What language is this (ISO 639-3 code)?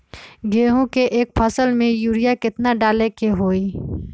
mag